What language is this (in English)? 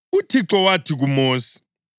North Ndebele